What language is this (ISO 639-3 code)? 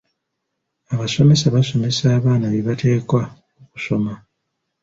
lug